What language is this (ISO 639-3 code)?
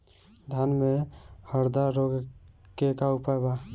bho